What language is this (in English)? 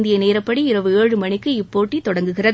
Tamil